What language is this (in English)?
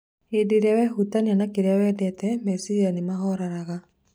Kikuyu